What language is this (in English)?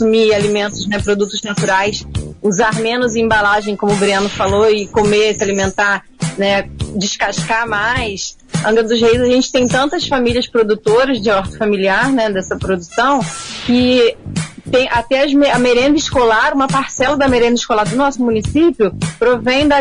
Portuguese